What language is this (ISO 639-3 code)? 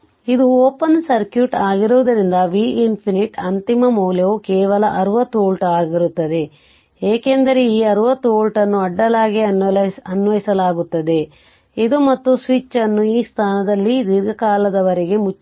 kan